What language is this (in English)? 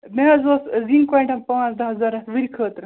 Kashmiri